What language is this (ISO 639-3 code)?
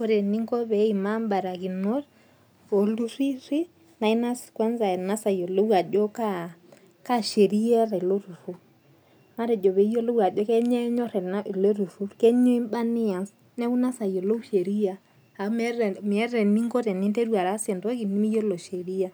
mas